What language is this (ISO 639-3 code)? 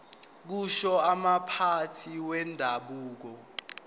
zul